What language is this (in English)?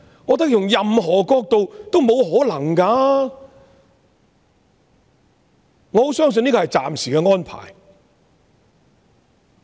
Cantonese